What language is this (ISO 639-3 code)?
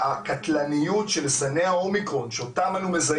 heb